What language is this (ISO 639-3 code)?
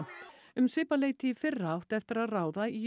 isl